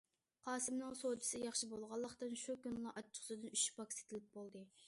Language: Uyghur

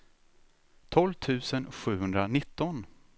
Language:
Swedish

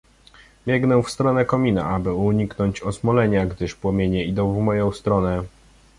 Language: Polish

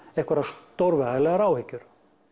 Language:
Icelandic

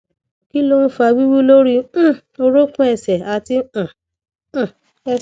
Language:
Yoruba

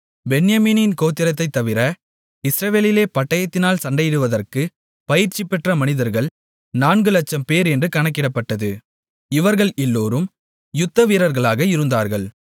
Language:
Tamil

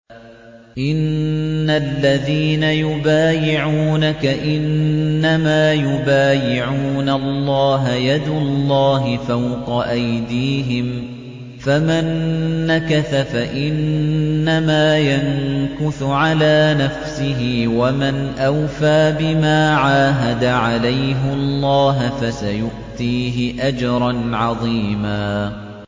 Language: Arabic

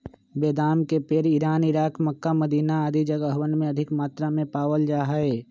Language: Magahi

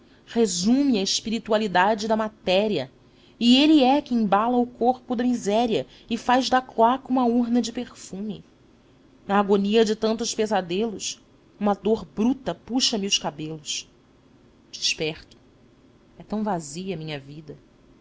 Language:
Portuguese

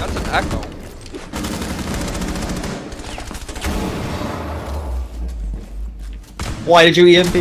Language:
English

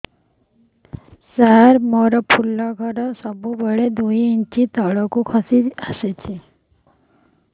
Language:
Odia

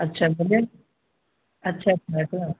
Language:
Urdu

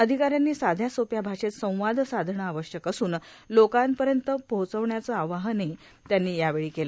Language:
Marathi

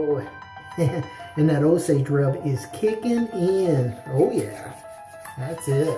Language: English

